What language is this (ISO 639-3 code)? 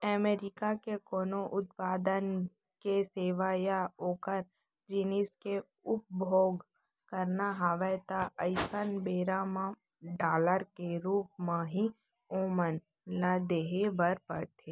hne